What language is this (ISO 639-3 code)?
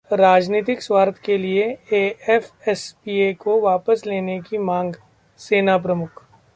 hin